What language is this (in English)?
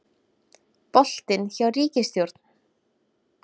Icelandic